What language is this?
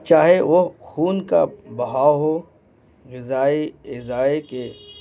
Urdu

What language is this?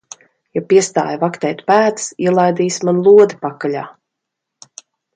Latvian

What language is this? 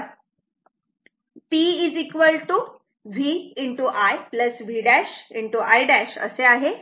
Marathi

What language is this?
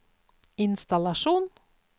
Norwegian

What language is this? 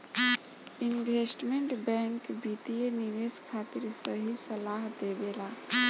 Bhojpuri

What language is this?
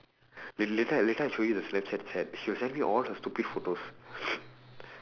English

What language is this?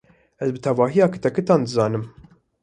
Kurdish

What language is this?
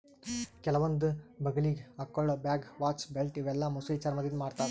Kannada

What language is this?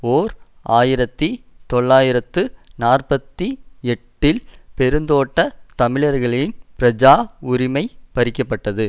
Tamil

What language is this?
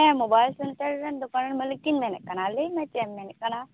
Santali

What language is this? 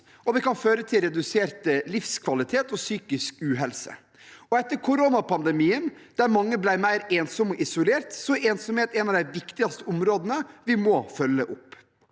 Norwegian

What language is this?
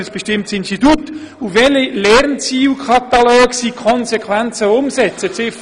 Swiss German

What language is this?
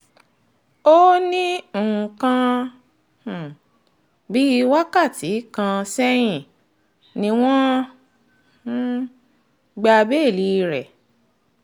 Yoruba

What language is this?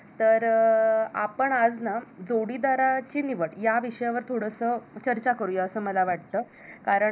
Marathi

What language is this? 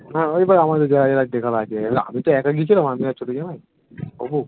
Bangla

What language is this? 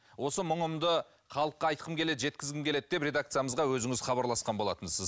Kazakh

